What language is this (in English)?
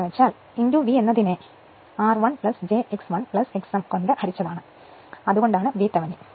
Malayalam